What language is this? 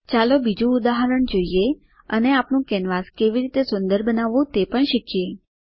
Gujarati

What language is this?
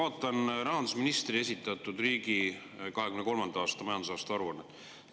Estonian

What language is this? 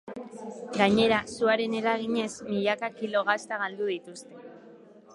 Basque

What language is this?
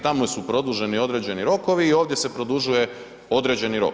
Croatian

